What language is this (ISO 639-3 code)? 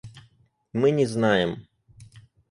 rus